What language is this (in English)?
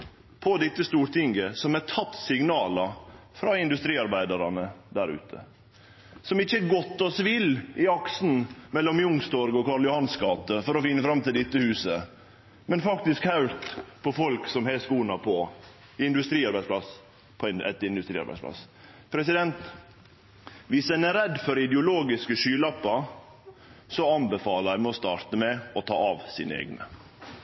Norwegian Nynorsk